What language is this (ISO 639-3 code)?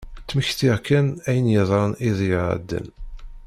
kab